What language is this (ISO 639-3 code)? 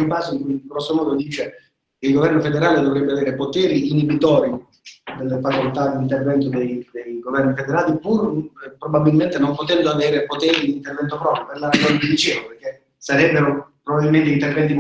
ita